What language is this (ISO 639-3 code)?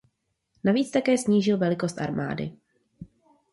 ces